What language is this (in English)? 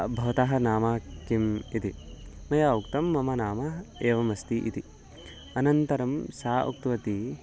Sanskrit